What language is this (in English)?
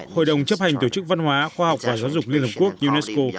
Vietnamese